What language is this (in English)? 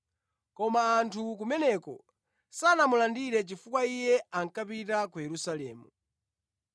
Nyanja